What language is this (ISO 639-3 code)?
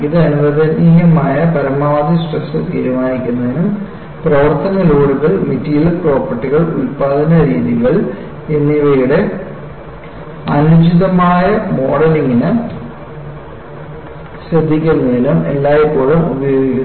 mal